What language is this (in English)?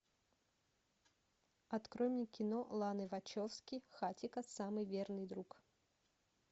Russian